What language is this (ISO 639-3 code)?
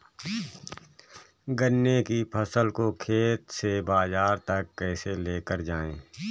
hin